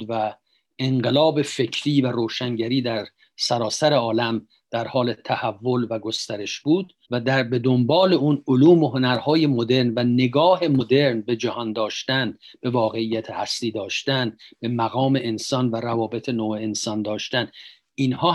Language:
Persian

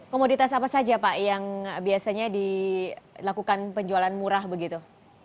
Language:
Indonesian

